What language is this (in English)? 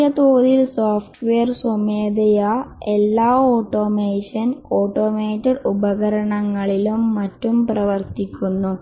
Malayalam